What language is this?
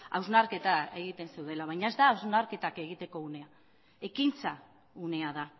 Basque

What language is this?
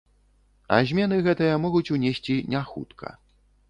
Belarusian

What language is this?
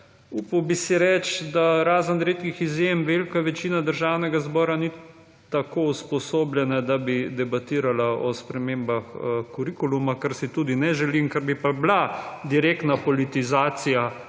Slovenian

